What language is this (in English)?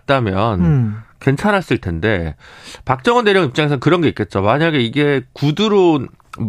Korean